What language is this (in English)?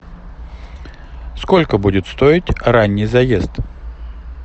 Russian